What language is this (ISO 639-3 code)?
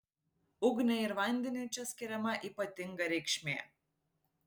lit